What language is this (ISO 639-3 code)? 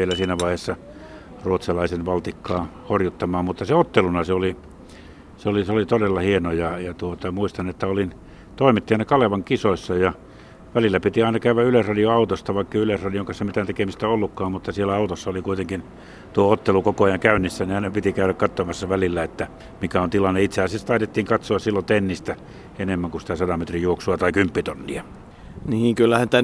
fin